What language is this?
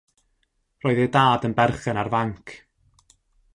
Welsh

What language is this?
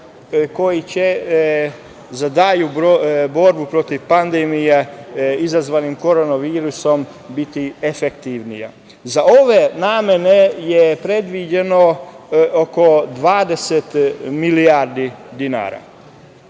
Serbian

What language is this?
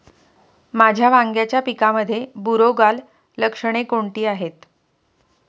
Marathi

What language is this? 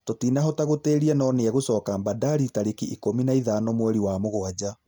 Kikuyu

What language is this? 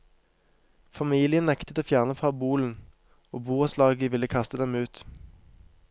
Norwegian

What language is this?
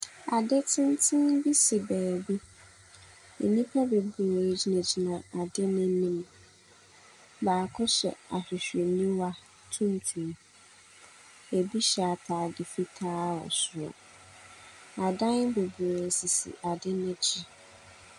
Akan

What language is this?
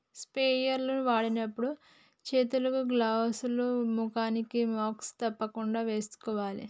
Telugu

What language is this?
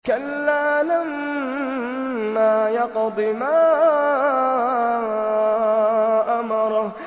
Arabic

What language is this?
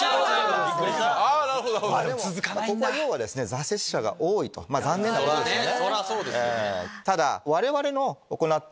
Japanese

